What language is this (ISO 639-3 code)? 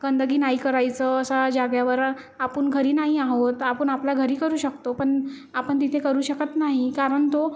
mar